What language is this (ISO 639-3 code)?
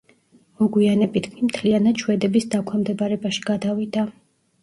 kat